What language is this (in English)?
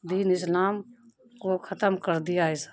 Urdu